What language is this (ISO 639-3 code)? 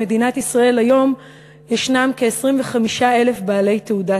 heb